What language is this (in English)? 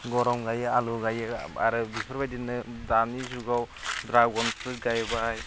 Bodo